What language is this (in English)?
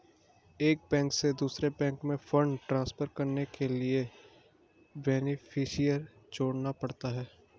Hindi